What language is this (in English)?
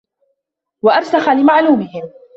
Arabic